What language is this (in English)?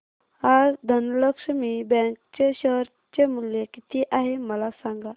Marathi